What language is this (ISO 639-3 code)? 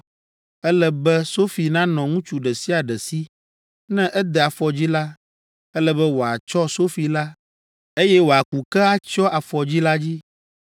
ewe